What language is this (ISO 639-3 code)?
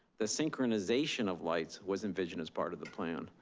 eng